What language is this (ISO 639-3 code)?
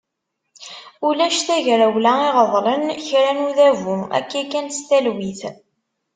kab